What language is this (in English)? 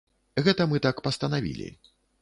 Belarusian